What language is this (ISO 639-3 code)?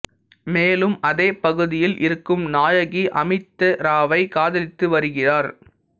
tam